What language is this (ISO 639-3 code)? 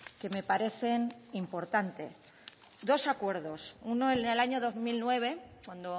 spa